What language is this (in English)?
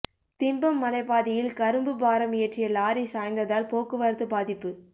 Tamil